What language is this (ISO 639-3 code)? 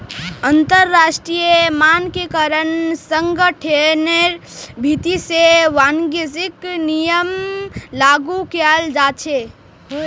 mag